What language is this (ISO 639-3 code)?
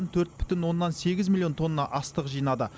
kaz